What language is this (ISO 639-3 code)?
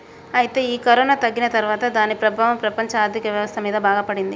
tel